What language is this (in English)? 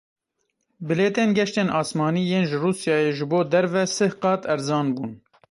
Kurdish